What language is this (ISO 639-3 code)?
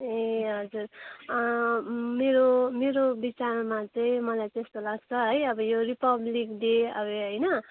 nep